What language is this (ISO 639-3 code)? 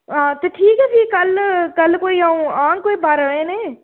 doi